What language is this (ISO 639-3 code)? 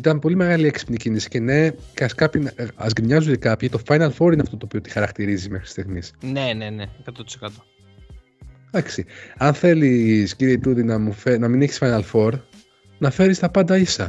ell